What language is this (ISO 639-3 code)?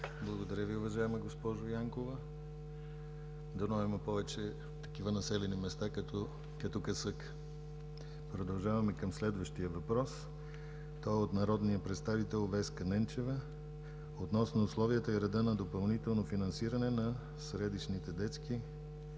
bul